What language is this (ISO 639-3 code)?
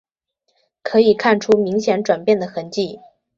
zho